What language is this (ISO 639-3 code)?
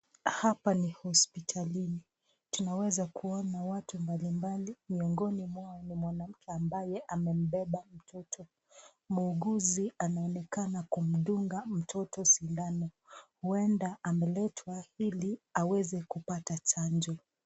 swa